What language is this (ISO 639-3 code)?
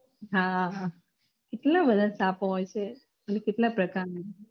guj